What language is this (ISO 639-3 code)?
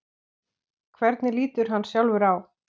isl